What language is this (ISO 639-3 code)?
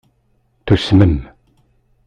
kab